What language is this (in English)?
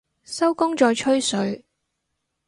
Cantonese